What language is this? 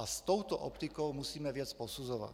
Czech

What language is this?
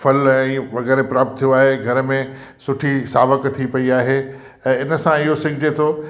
Sindhi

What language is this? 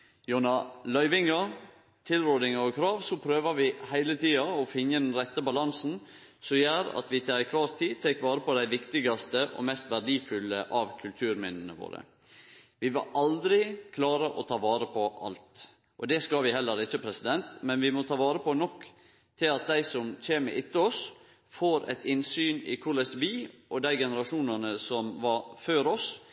Norwegian Nynorsk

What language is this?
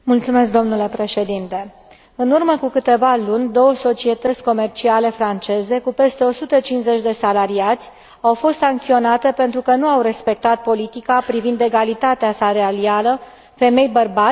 Romanian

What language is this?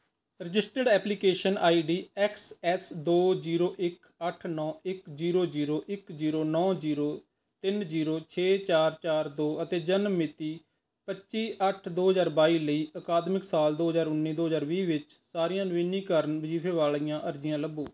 Punjabi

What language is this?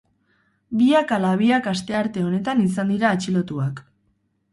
Basque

